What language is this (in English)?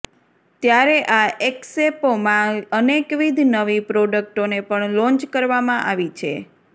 Gujarati